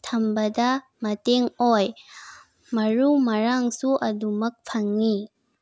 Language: Manipuri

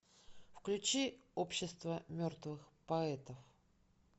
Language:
Russian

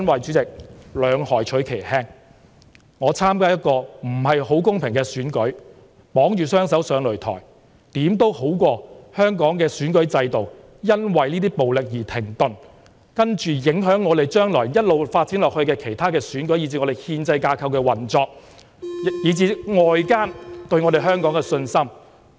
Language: Cantonese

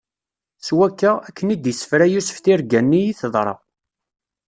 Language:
Kabyle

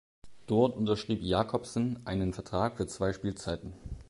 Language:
German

